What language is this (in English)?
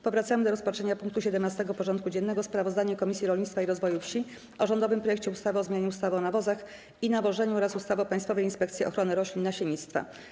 Polish